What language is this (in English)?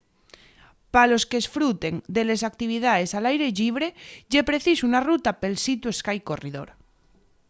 Asturian